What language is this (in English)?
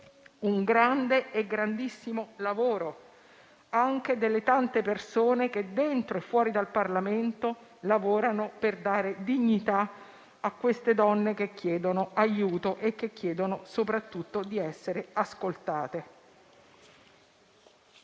Italian